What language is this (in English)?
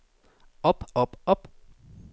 Danish